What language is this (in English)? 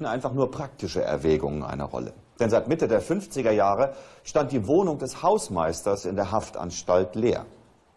German